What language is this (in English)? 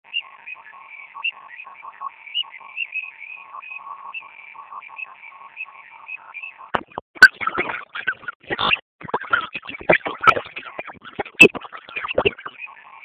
Basque